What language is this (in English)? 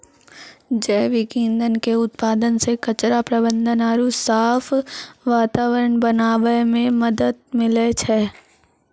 Maithili